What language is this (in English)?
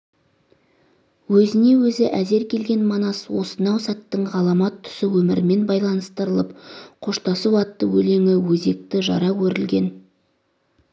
Kazakh